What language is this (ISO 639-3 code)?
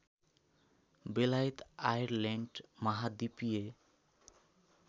nep